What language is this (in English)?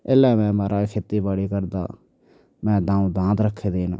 Dogri